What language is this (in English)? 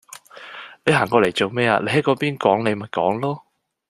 Cantonese